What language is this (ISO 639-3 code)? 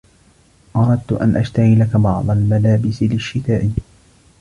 ara